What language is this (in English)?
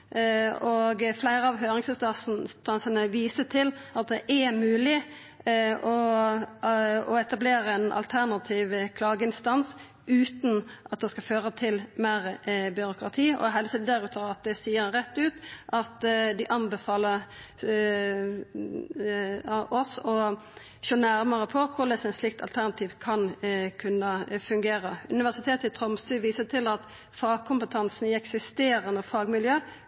Norwegian Nynorsk